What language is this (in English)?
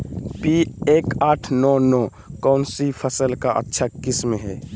Magahi